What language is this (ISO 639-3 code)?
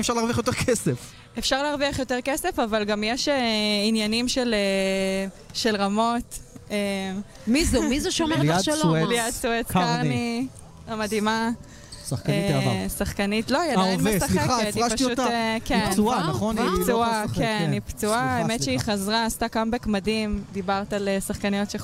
heb